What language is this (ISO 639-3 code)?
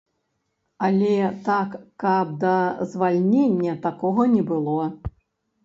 bel